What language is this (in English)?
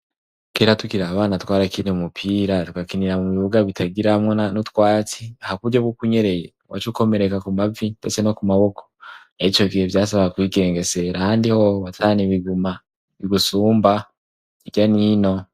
Rundi